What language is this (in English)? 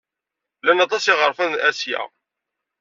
Kabyle